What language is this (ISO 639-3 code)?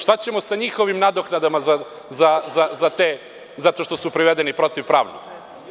srp